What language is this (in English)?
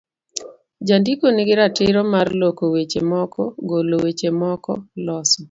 Luo (Kenya and Tanzania)